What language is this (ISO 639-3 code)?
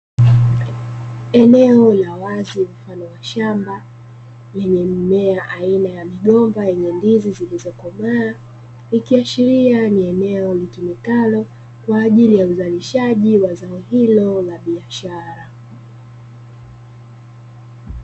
swa